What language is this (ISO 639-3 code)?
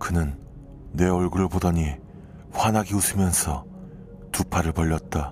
kor